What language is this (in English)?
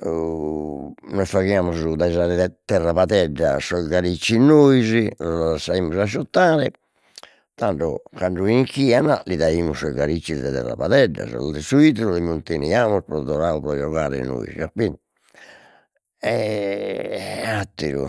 Sardinian